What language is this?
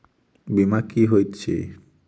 Maithili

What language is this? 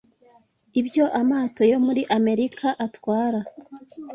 Kinyarwanda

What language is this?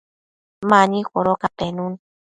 Matsés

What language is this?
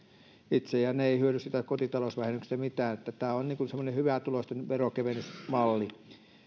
Finnish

